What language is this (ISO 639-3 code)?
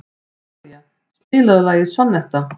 isl